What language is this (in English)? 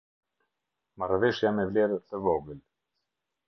Albanian